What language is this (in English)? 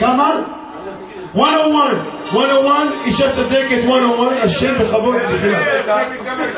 Hebrew